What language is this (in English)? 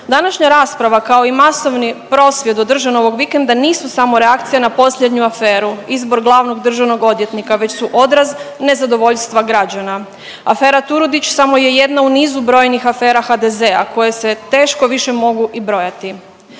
Croatian